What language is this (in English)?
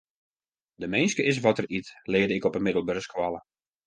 Western Frisian